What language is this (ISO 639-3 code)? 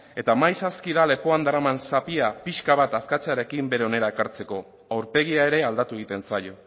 eus